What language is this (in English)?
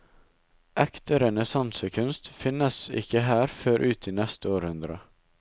Norwegian